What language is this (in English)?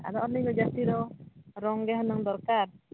Santali